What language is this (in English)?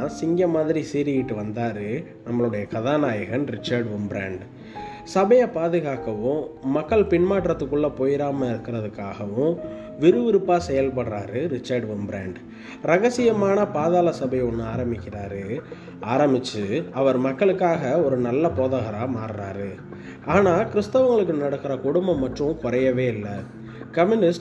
Tamil